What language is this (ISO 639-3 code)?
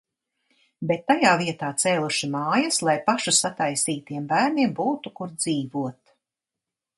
lav